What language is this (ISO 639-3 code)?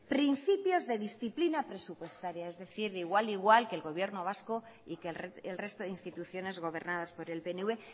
spa